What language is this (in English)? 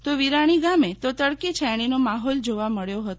Gujarati